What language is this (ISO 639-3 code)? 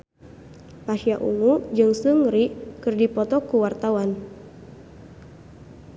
sun